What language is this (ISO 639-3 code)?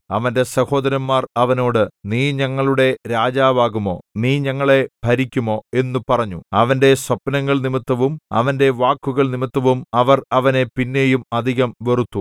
mal